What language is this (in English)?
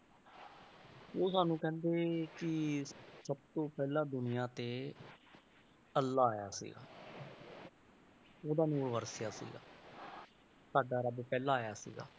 Punjabi